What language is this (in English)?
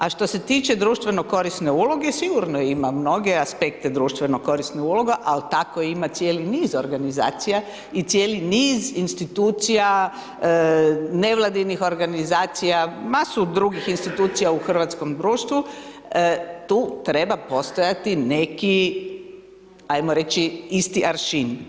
Croatian